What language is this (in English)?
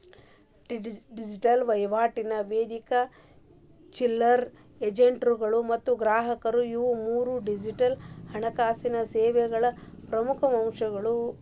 Kannada